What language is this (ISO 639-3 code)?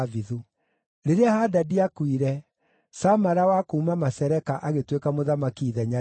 kik